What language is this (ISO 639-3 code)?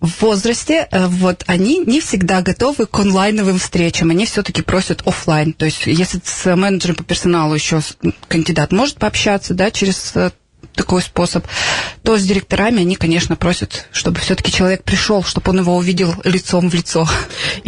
rus